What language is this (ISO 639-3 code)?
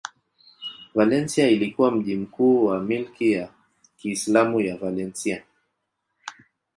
swa